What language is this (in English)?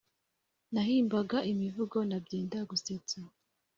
Kinyarwanda